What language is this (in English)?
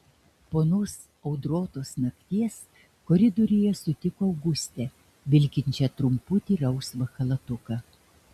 Lithuanian